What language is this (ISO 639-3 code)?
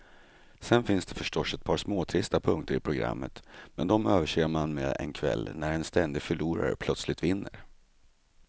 swe